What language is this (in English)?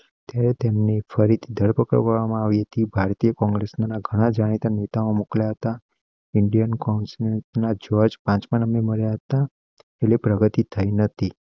Gujarati